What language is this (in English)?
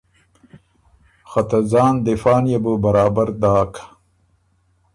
Ormuri